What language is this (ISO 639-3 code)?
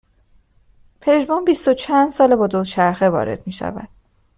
fas